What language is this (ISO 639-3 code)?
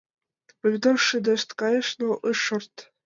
chm